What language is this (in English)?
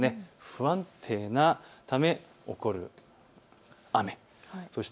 Japanese